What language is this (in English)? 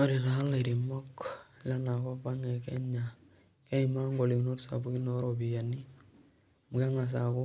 Masai